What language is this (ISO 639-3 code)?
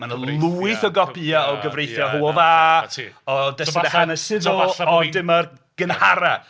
cym